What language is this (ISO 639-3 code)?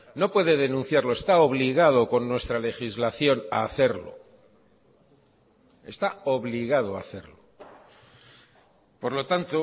spa